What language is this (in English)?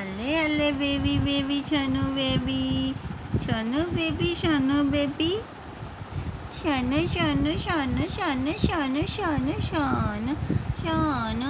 Thai